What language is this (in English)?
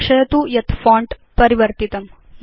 Sanskrit